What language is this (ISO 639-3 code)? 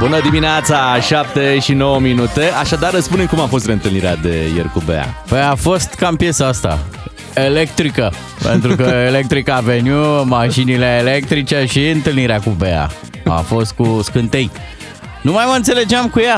ron